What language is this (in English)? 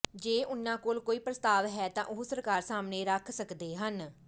Punjabi